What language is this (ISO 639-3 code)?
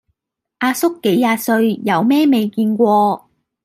yue